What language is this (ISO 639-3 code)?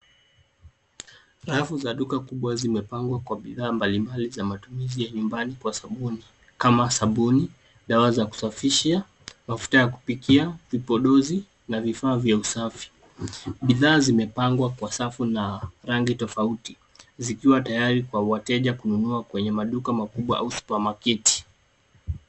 swa